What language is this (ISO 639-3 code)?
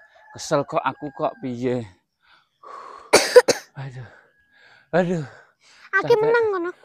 ind